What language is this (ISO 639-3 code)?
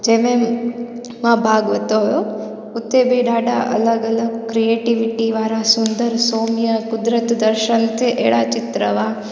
snd